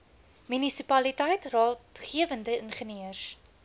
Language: Afrikaans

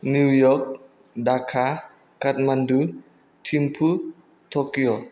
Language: Bodo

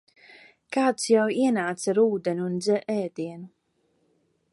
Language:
Latvian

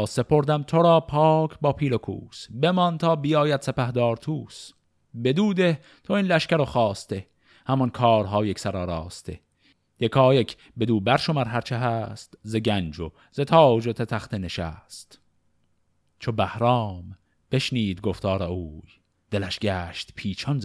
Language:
Persian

